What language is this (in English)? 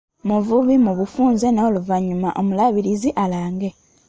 Ganda